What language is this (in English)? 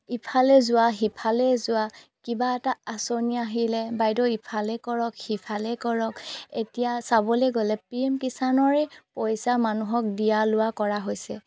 Assamese